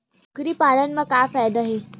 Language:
Chhattisgarhi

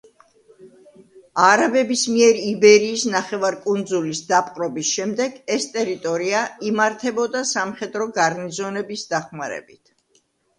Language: Georgian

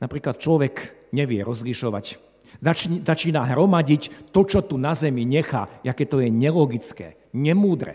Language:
Slovak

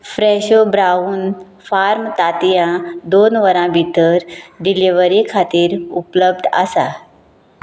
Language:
Konkani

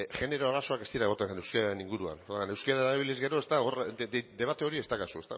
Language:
Basque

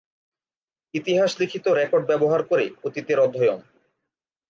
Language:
Bangla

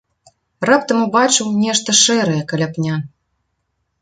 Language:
Belarusian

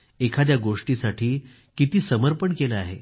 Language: Marathi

